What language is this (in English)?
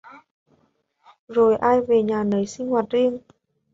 Vietnamese